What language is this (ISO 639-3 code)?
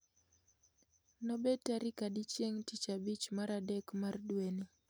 luo